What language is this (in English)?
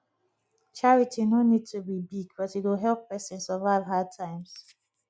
Nigerian Pidgin